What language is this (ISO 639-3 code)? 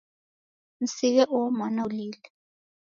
dav